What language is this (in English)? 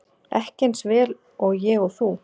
Icelandic